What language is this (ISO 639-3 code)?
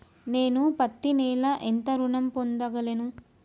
tel